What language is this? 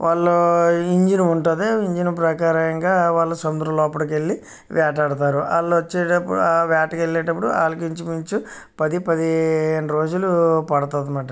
Telugu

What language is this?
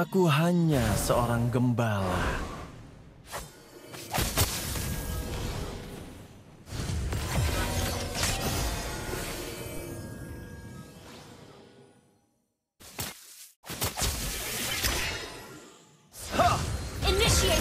Indonesian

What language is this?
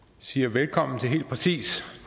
Danish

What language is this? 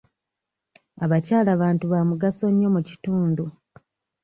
Ganda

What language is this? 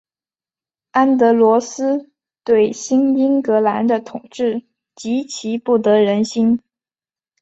Chinese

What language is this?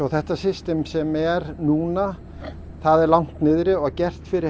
Icelandic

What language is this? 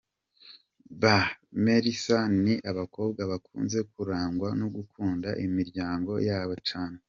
Kinyarwanda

